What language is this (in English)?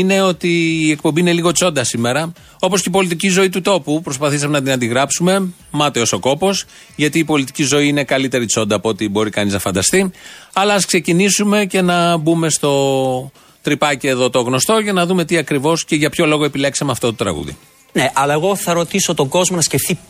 Greek